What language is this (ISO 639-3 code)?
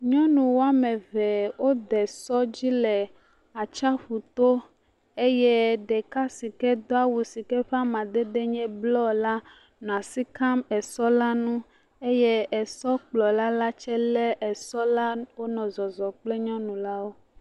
ewe